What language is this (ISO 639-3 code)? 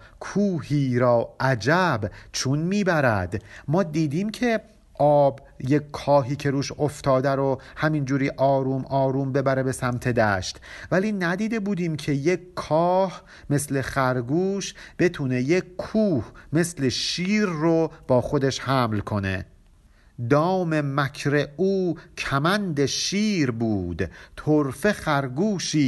fas